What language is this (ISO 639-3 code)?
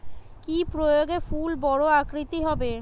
ben